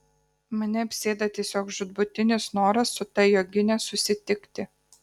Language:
Lithuanian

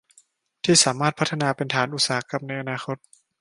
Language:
Thai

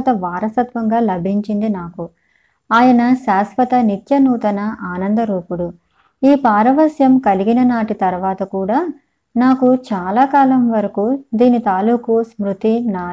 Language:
Telugu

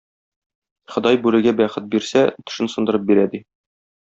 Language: Tatar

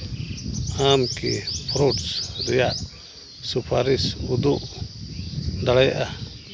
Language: Santali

